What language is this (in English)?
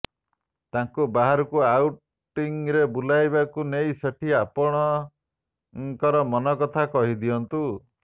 Odia